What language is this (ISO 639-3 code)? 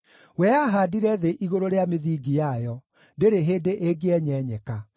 kik